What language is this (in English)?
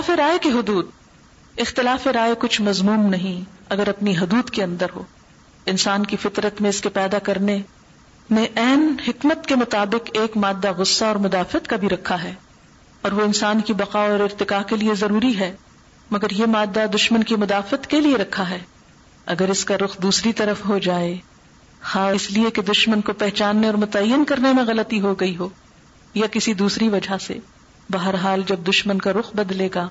Urdu